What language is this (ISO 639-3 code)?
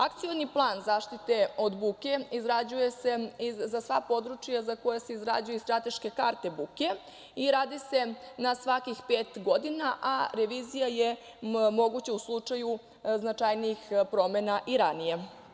srp